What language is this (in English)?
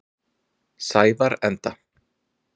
Icelandic